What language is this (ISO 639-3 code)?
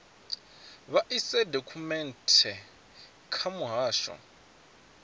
ven